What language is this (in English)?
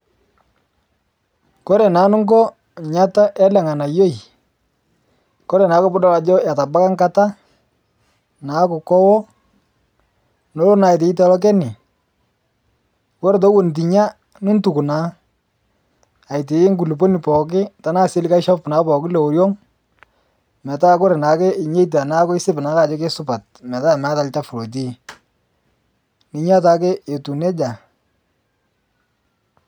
Masai